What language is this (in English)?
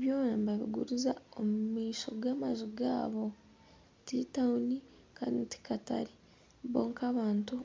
Nyankole